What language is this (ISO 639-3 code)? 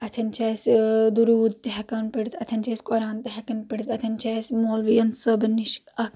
kas